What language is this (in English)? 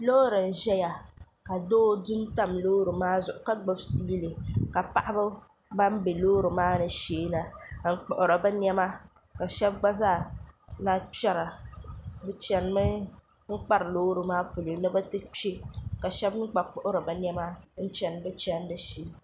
Dagbani